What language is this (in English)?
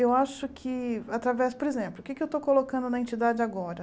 Portuguese